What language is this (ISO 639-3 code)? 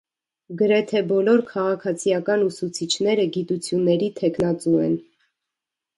hye